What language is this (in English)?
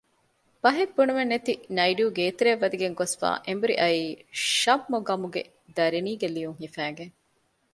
Divehi